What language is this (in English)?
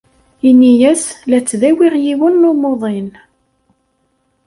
Kabyle